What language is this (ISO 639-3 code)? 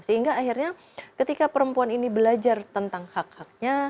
ind